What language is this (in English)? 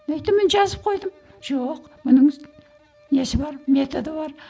Kazakh